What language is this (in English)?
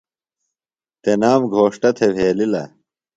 Phalura